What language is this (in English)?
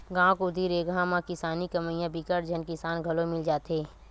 Chhattisgarhi